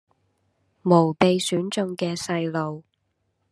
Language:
Cantonese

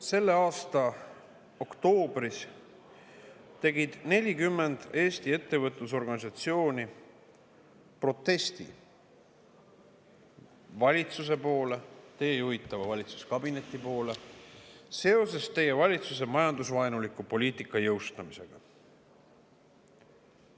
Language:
Estonian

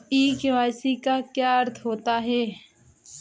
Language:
Hindi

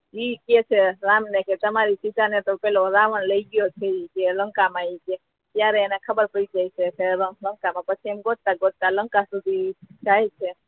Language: Gujarati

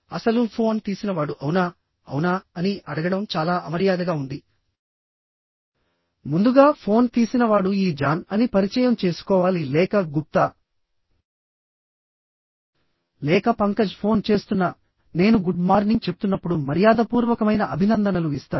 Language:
Telugu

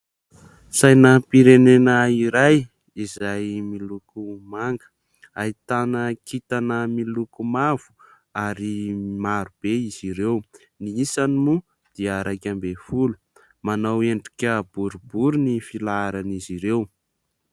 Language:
Malagasy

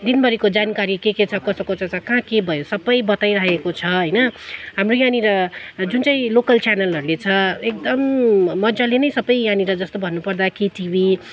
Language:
Nepali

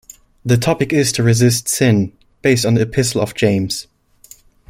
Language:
English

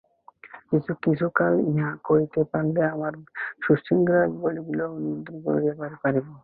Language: Bangla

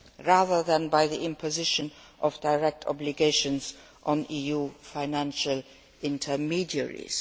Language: English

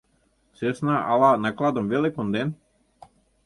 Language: Mari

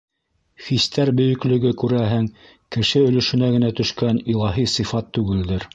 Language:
Bashkir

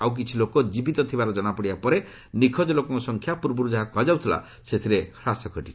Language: Odia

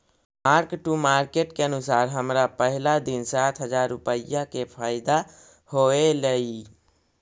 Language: Magahi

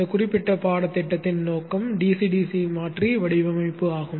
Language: Tamil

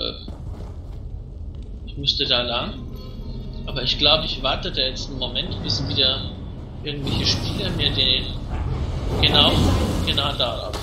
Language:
German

